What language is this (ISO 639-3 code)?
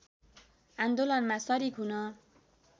nep